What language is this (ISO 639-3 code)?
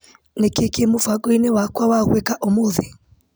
kik